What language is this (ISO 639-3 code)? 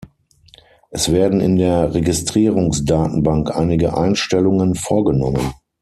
deu